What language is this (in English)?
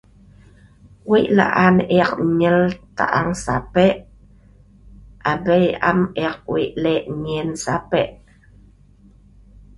Sa'ban